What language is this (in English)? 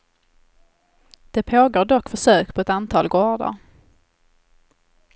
Swedish